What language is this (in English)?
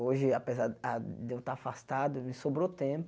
Portuguese